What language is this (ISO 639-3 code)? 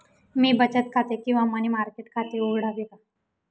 mar